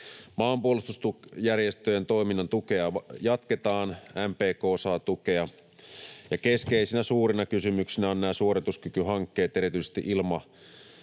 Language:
Finnish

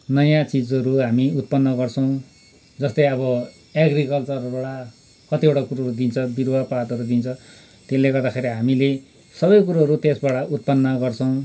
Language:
Nepali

